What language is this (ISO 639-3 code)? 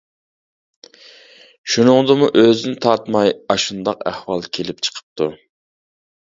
uig